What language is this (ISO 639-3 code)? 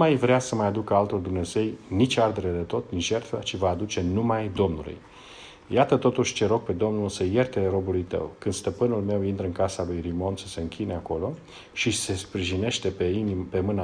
ron